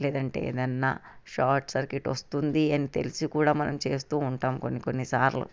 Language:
Telugu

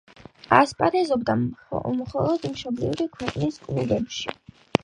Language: Georgian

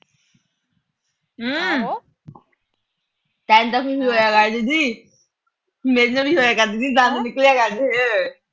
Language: Punjabi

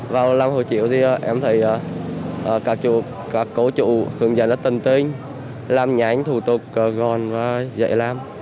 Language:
Vietnamese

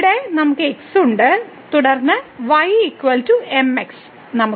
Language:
Malayalam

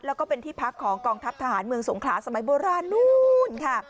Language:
Thai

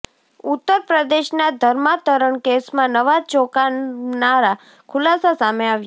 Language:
Gujarati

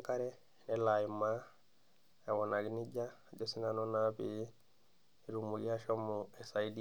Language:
Masai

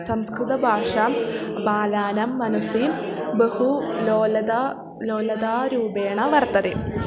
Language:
Sanskrit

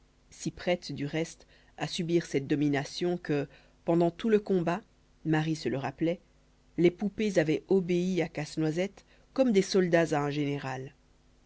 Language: French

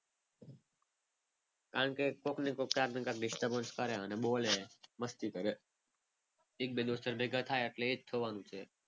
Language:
Gujarati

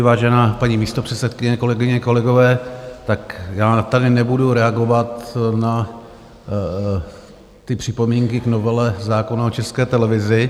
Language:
Czech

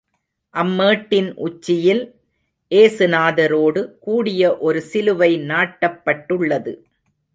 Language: Tamil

